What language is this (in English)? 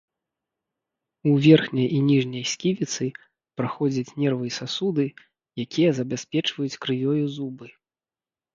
Belarusian